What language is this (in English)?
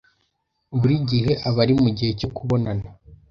Kinyarwanda